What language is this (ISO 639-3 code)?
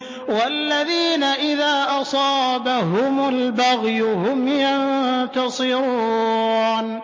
ara